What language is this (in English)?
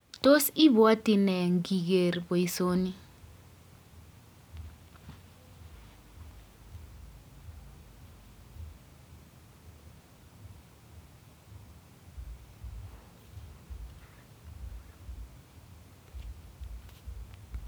Kalenjin